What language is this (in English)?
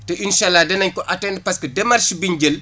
Wolof